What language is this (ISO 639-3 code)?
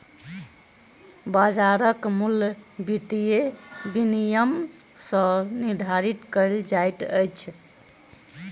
mai